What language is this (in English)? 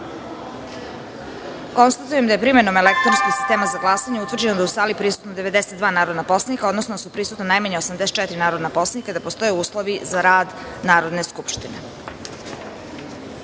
Serbian